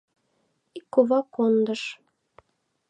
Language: Mari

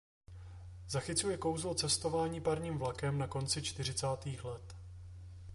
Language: Czech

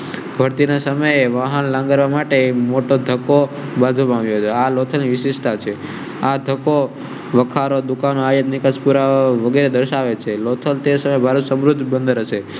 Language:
Gujarati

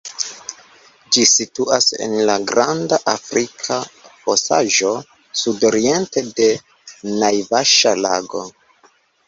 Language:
Esperanto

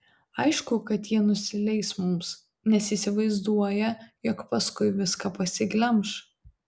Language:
Lithuanian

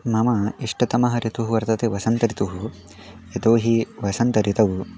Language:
Sanskrit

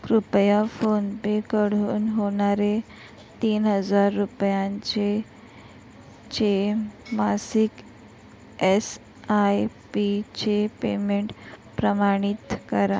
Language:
Marathi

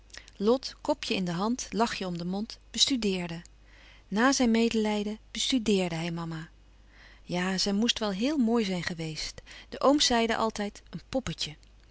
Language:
Dutch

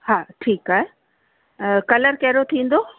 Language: Sindhi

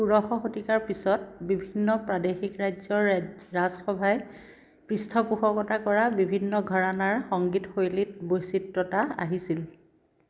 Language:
Assamese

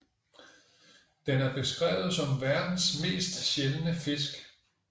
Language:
Danish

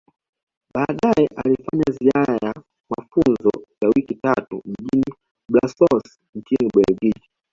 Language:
Swahili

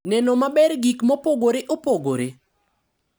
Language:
Luo (Kenya and Tanzania)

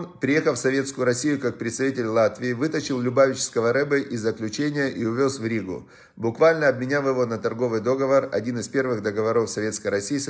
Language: Russian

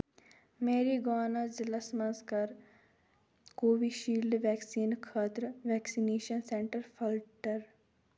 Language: Kashmiri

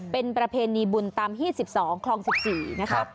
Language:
Thai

